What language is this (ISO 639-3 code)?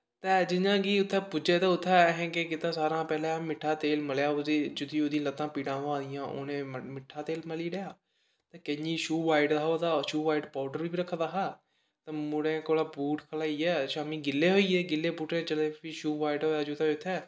doi